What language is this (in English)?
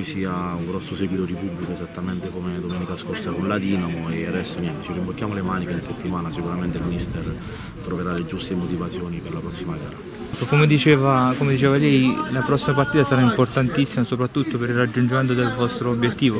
Italian